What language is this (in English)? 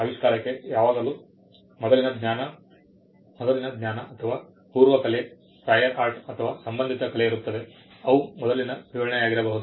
Kannada